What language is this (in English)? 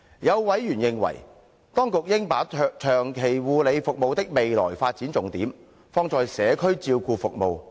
Cantonese